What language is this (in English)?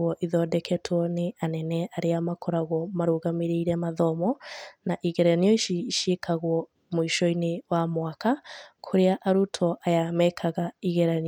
Kikuyu